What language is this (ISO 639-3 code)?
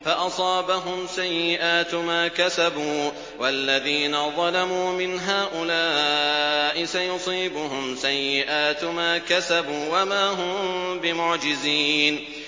ara